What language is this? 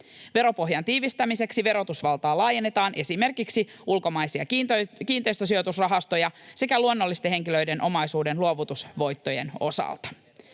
Finnish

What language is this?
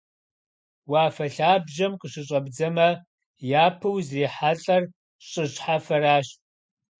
Kabardian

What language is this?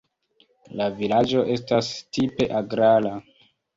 Esperanto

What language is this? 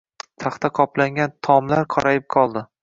Uzbek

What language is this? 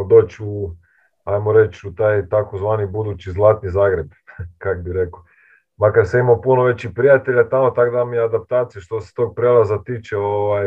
Croatian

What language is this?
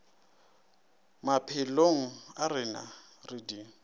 Northern Sotho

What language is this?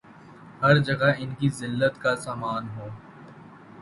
Urdu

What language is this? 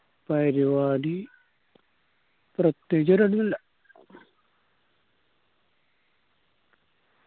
Malayalam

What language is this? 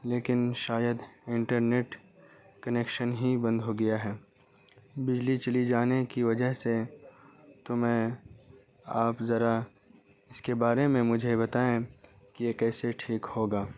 Urdu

